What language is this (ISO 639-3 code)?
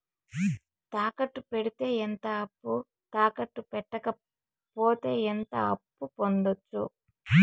tel